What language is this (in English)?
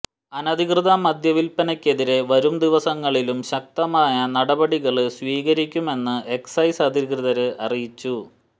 Malayalam